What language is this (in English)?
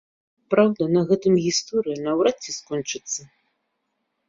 Belarusian